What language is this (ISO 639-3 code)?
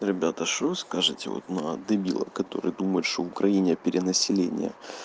rus